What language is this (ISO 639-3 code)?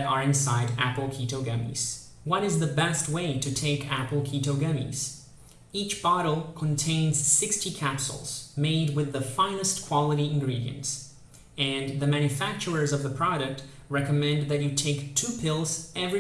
eng